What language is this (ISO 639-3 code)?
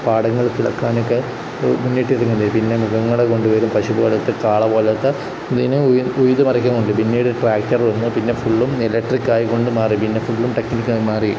mal